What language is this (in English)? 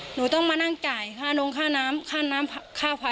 Thai